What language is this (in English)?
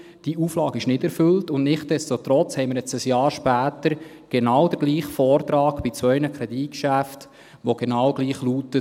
Swiss German